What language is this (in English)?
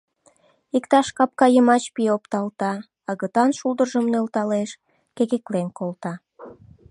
Mari